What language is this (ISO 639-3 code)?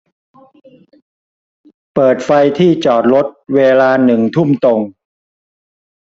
tha